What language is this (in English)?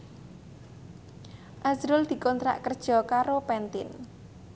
Javanese